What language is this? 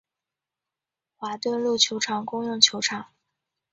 Chinese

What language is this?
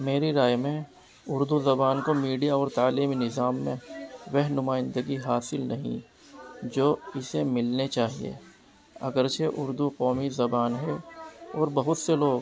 Urdu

